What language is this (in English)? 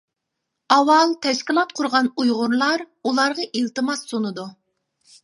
Uyghur